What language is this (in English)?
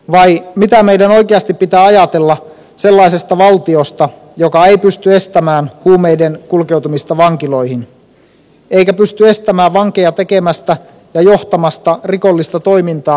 Finnish